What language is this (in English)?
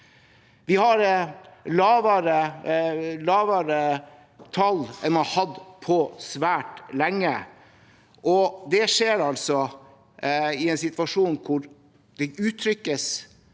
Norwegian